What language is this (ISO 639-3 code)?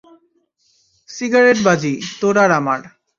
ben